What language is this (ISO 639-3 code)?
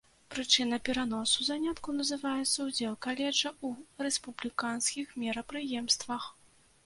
bel